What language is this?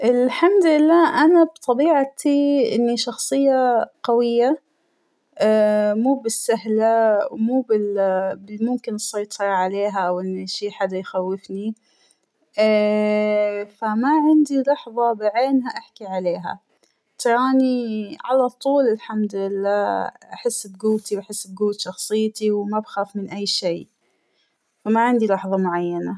Hijazi Arabic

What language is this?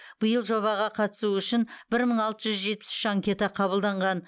Kazakh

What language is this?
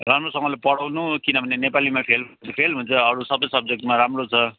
Nepali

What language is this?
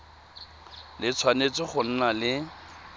Tswana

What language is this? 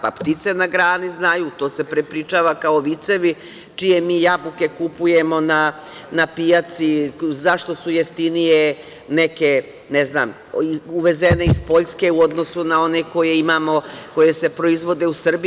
Serbian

